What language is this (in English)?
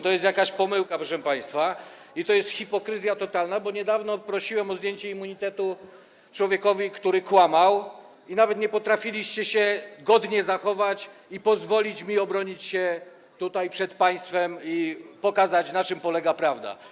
Polish